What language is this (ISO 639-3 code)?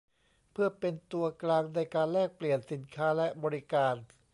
tha